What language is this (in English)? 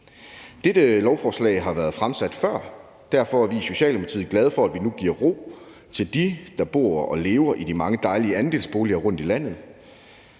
Danish